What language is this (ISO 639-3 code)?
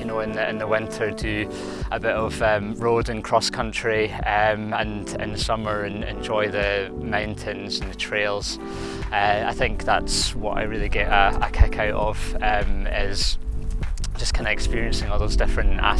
eng